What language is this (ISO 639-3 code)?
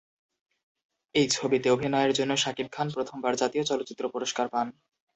ben